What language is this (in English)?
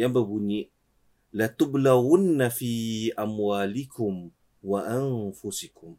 Malay